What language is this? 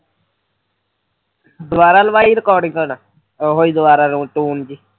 Punjabi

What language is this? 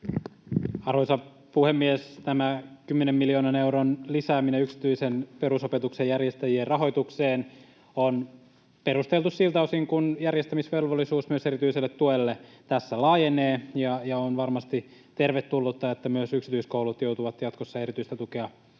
Finnish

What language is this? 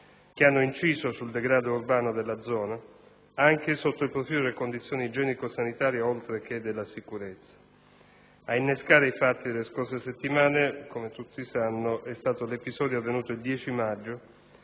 Italian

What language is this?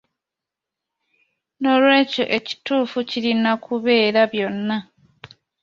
Ganda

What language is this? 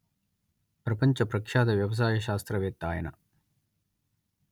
Telugu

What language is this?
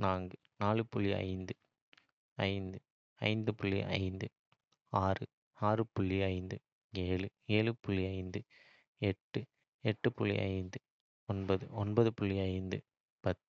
Kota (India)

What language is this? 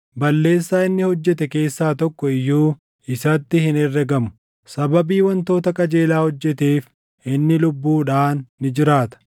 Oromo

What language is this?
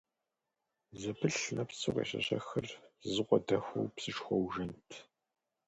Kabardian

